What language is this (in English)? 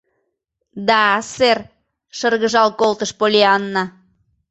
Mari